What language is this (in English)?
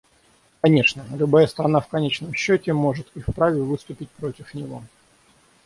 Russian